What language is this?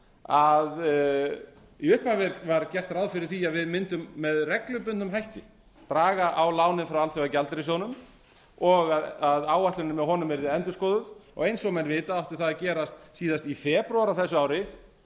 Icelandic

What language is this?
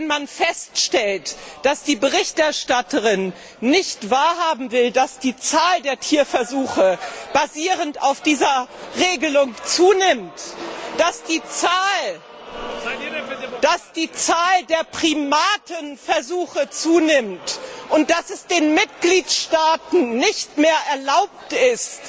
German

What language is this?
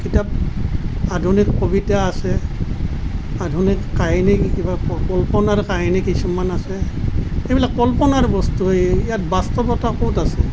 Assamese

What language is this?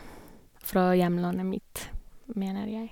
Norwegian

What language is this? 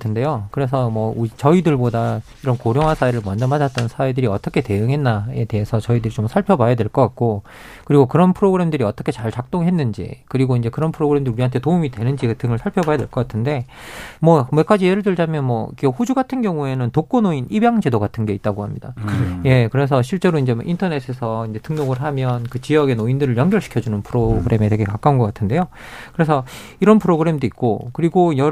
Korean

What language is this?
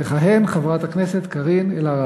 Hebrew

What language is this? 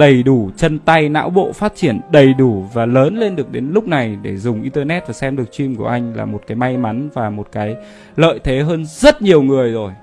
Vietnamese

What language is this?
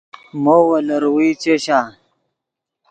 Yidgha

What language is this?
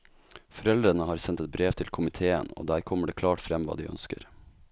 Norwegian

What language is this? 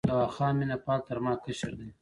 Pashto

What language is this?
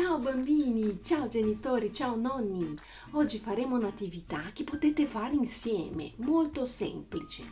Italian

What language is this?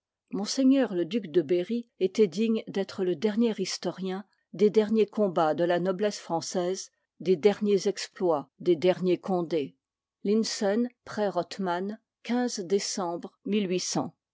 French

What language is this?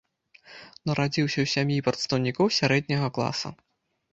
Belarusian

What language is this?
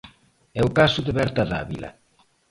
Galician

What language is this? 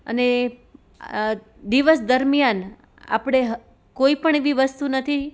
Gujarati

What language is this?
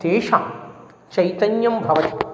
Sanskrit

